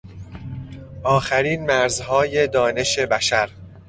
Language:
Persian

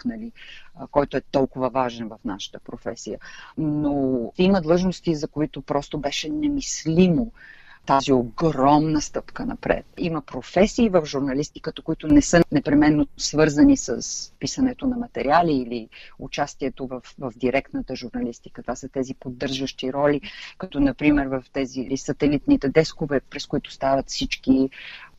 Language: Bulgarian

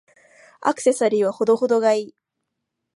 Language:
Japanese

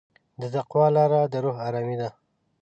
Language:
Pashto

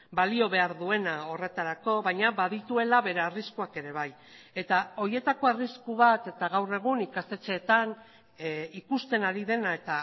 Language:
Basque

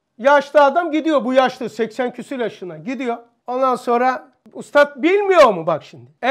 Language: Turkish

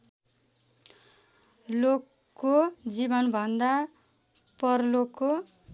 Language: Nepali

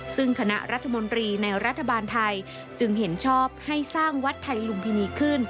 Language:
Thai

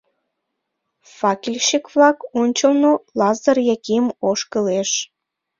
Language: Mari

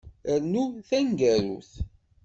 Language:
Kabyle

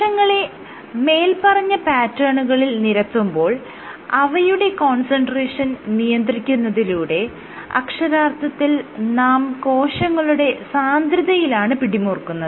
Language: Malayalam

